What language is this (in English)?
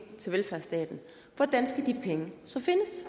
Danish